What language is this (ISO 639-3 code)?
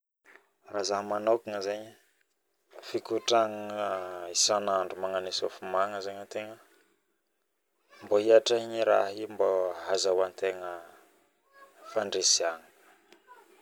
bmm